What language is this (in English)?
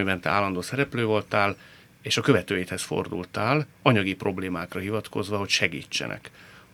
Hungarian